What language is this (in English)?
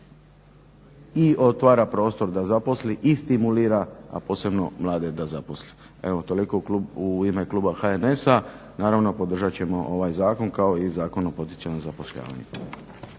Croatian